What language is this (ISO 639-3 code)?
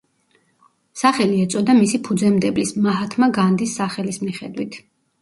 kat